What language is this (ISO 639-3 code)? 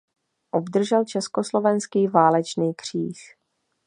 ces